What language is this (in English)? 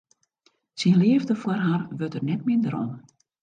Western Frisian